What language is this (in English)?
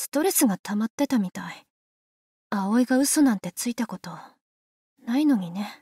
Japanese